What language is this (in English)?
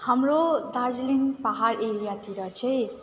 Nepali